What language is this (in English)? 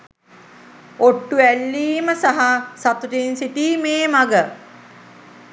Sinhala